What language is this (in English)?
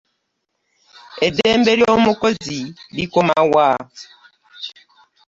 Ganda